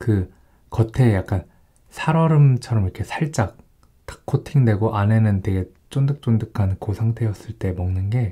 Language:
Korean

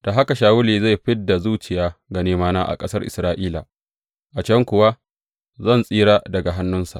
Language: Hausa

